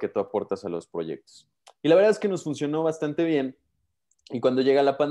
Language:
Spanish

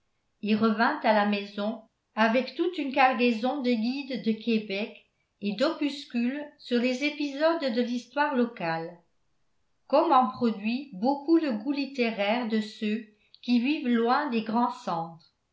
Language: French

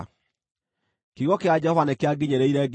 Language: Kikuyu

